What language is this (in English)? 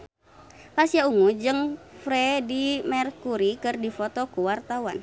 Sundanese